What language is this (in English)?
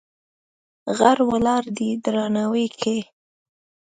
Pashto